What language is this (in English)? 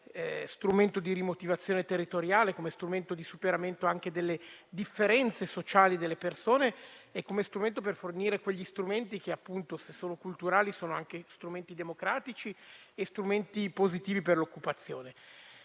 Italian